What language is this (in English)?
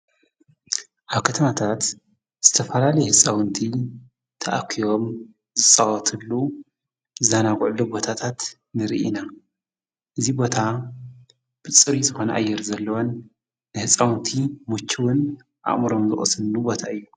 Tigrinya